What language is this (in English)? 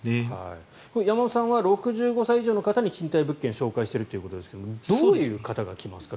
Japanese